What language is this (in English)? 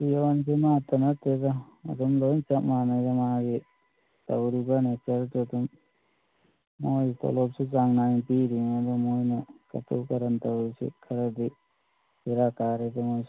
Manipuri